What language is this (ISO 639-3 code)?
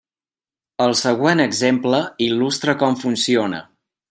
cat